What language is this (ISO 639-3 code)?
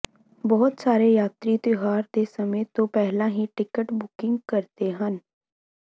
pan